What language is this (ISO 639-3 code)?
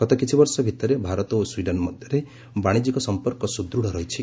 ori